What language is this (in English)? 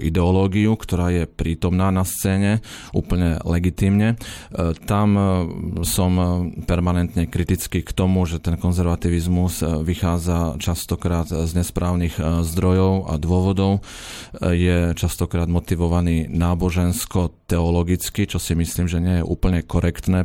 Slovak